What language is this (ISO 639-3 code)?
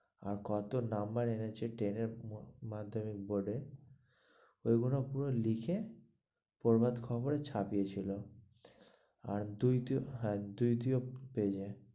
ben